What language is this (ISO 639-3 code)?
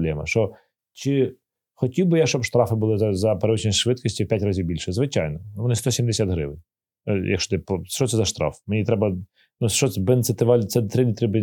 ukr